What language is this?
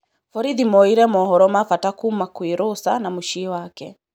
Kikuyu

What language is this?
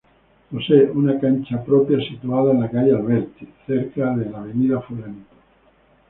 Spanish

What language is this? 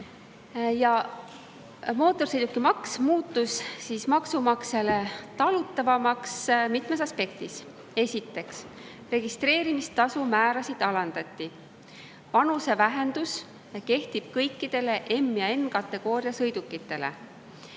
Estonian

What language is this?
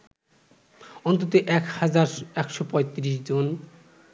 Bangla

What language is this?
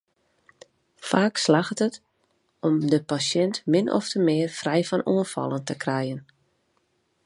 Western Frisian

